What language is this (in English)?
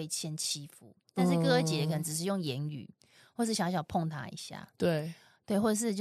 Chinese